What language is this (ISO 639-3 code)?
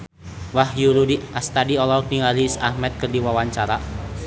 sun